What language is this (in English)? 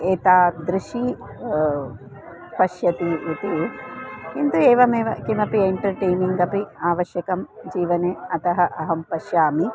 Sanskrit